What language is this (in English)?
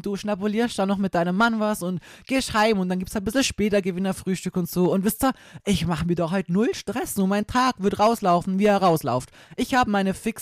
German